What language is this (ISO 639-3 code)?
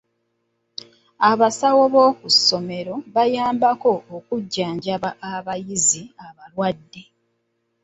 lug